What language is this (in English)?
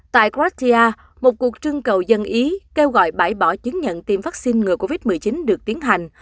Vietnamese